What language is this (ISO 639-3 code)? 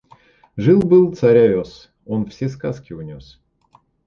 rus